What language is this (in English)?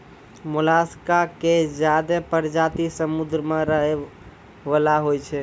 Maithili